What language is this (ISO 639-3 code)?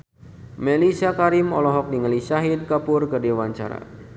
sun